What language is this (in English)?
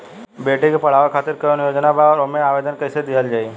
Bhojpuri